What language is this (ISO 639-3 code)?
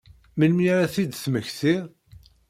kab